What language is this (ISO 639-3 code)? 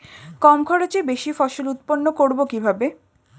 ben